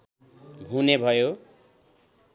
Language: Nepali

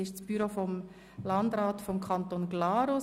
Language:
Swiss German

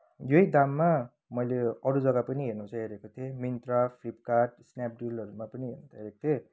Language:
Nepali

